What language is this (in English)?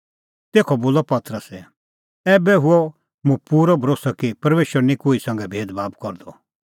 Kullu Pahari